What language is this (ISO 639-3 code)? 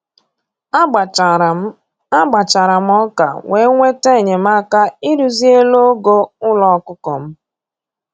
ibo